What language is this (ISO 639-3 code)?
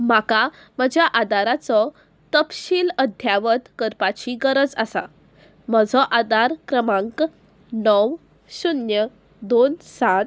kok